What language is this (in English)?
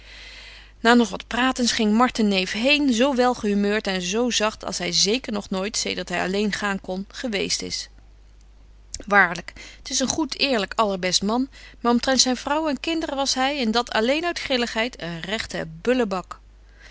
Dutch